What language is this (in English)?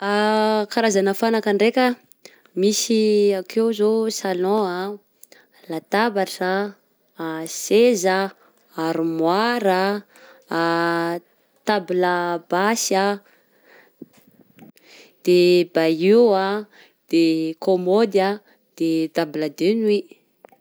Southern Betsimisaraka Malagasy